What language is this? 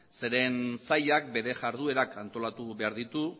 Basque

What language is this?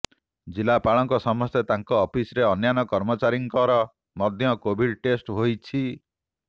Odia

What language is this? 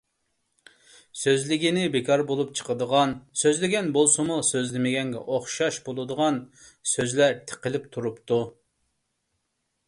Uyghur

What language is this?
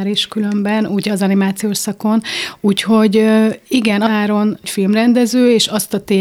Hungarian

